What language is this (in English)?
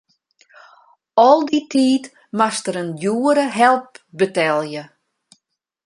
Western Frisian